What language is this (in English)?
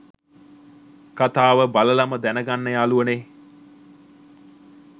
Sinhala